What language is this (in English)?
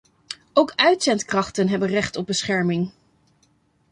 Dutch